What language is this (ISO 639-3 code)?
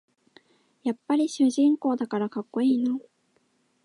jpn